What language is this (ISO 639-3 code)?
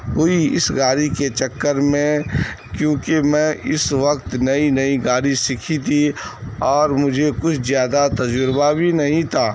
urd